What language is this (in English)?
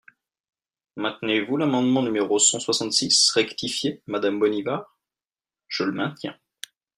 French